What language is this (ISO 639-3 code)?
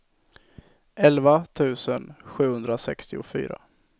swe